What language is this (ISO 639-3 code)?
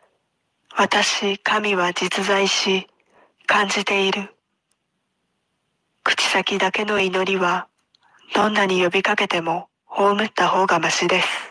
jpn